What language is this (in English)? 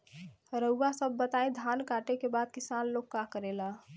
Bhojpuri